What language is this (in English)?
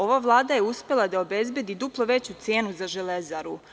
Serbian